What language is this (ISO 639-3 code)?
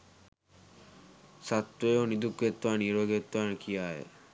sin